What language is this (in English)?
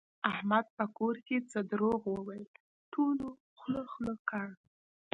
Pashto